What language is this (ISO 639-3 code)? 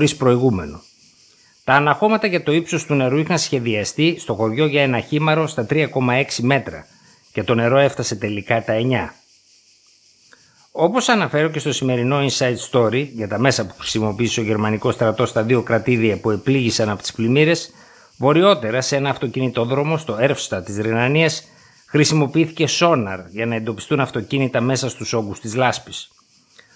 ell